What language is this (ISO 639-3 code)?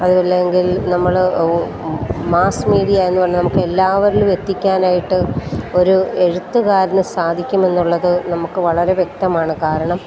mal